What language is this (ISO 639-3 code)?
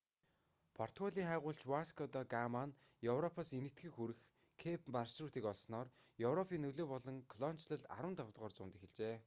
mon